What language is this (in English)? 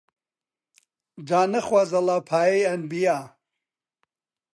Central Kurdish